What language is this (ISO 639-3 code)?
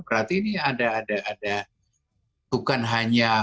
ind